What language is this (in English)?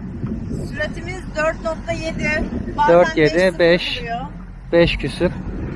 Turkish